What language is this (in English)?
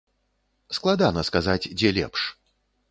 Belarusian